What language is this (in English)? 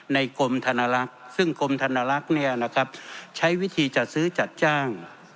Thai